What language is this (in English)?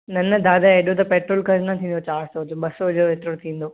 Sindhi